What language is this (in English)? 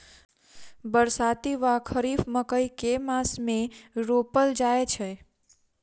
Maithili